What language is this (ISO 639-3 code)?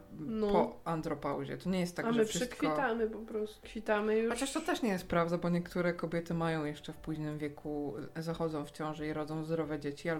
pol